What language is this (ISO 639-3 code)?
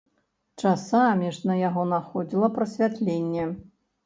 bel